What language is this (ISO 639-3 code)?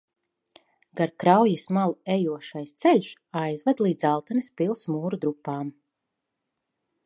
lav